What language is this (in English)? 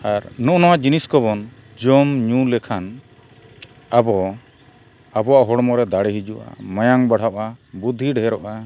Santali